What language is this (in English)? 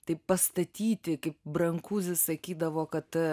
Lithuanian